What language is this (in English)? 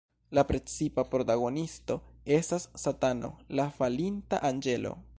Esperanto